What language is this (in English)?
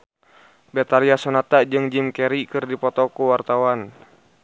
Sundanese